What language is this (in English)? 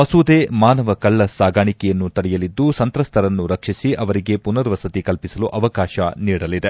Kannada